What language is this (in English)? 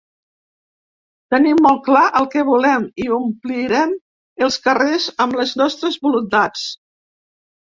Catalan